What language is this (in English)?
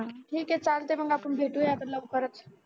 Marathi